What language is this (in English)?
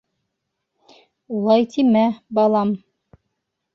Bashkir